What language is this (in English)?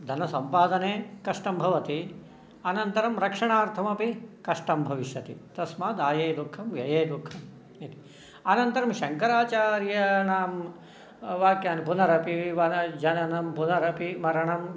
Sanskrit